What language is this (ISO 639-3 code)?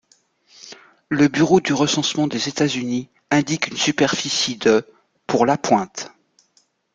fra